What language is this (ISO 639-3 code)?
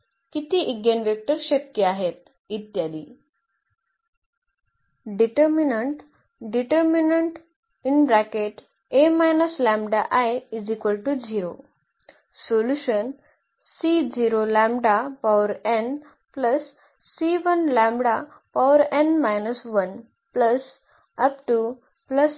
mar